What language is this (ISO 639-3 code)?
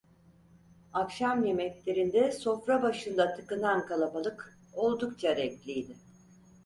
tur